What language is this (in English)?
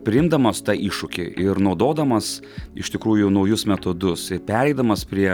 Lithuanian